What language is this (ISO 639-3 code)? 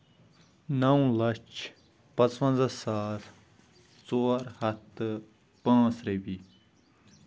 kas